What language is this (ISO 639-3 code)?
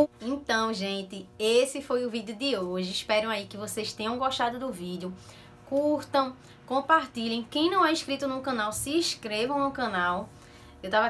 por